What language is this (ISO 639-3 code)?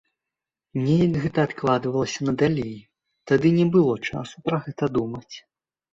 bel